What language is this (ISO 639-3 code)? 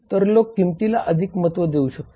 mar